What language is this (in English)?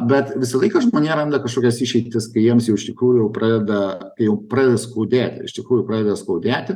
Lithuanian